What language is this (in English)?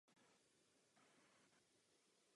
Czech